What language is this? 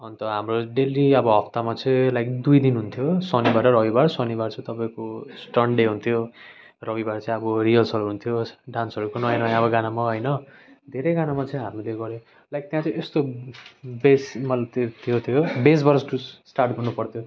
Nepali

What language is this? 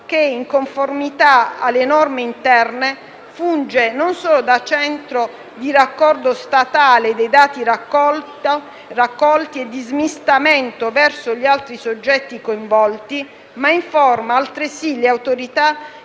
Italian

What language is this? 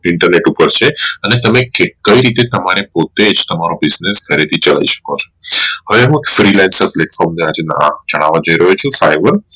Gujarati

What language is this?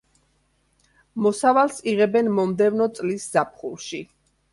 Georgian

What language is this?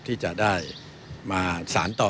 Thai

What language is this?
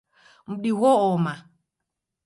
Taita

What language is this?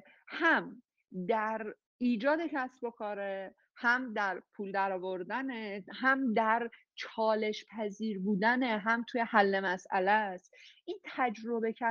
Persian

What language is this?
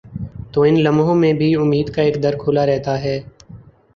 Urdu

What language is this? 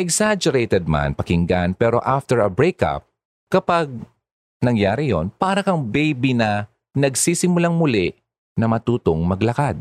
Filipino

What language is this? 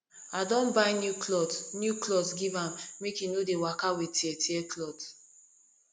Nigerian Pidgin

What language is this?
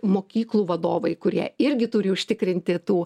Lithuanian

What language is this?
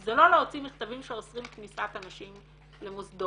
Hebrew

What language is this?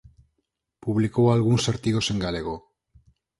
Galician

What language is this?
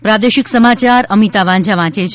Gujarati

